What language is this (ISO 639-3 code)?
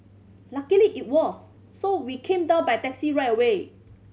eng